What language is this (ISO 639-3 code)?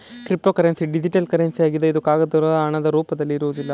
kan